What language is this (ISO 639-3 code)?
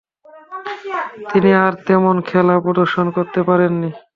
ben